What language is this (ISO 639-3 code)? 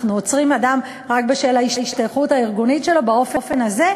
heb